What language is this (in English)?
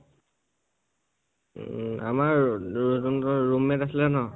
Assamese